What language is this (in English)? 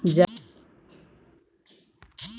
Maithili